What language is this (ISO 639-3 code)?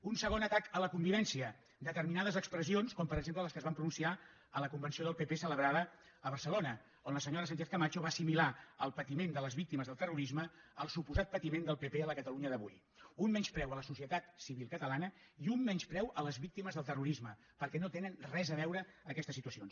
cat